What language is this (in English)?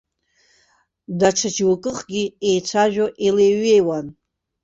Abkhazian